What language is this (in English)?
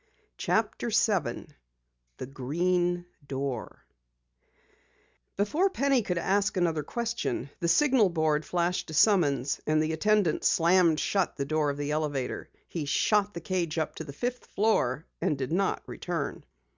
English